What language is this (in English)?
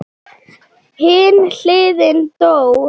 Icelandic